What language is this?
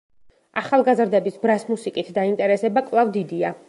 Georgian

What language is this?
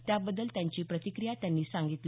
Marathi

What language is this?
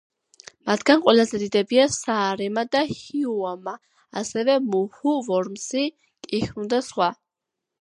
Georgian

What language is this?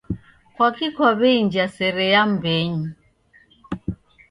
Taita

